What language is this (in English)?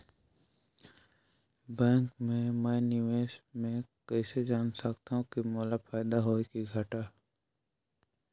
Chhattisgarhi